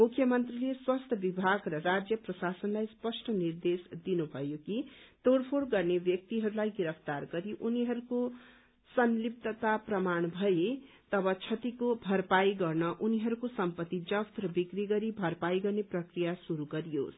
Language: Nepali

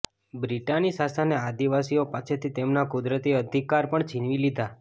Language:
Gujarati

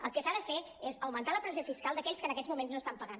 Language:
Catalan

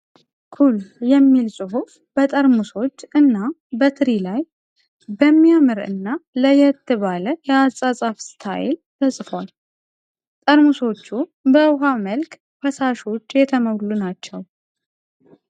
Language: Amharic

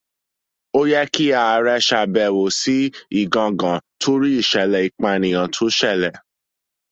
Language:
Yoruba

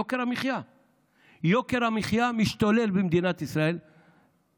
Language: Hebrew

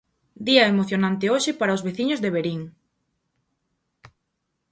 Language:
Galician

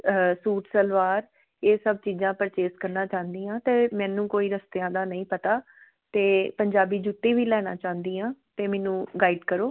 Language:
Punjabi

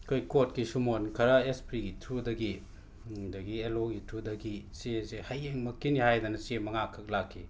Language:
Manipuri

